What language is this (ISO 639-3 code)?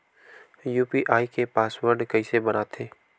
hne